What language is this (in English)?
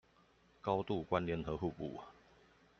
Chinese